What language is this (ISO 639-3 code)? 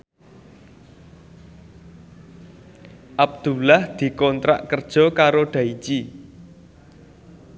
jav